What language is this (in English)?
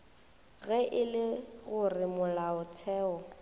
Northern Sotho